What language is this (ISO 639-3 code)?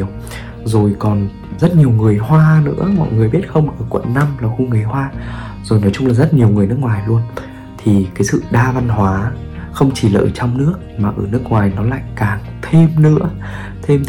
vie